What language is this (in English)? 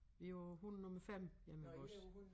Danish